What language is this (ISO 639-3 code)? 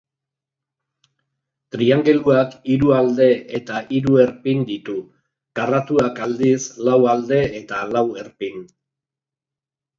eus